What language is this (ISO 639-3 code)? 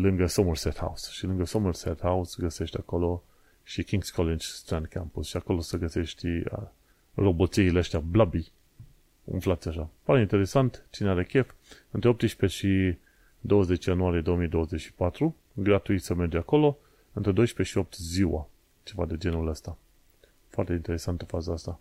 ron